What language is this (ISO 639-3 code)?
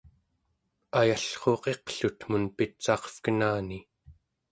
esu